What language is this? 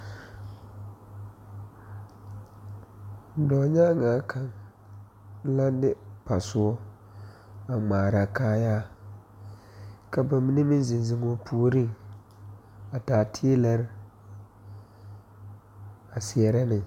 Southern Dagaare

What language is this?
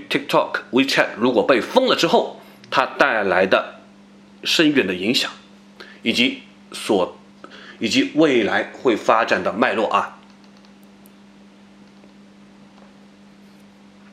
Chinese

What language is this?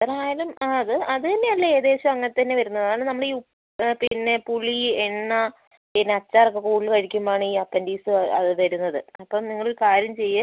Malayalam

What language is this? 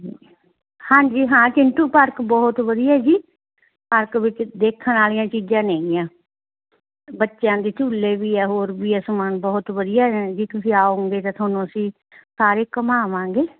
Punjabi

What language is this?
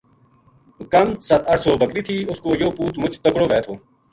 Gujari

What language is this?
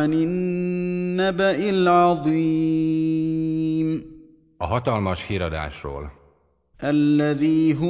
Hungarian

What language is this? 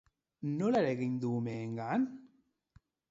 Basque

